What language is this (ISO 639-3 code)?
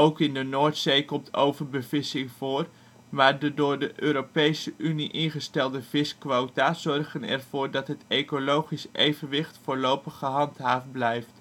nld